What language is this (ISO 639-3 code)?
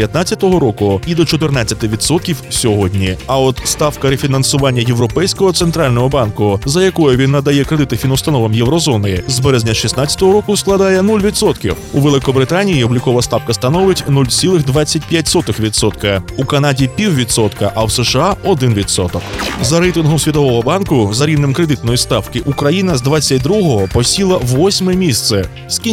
ukr